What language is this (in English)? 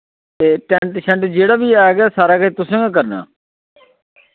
Dogri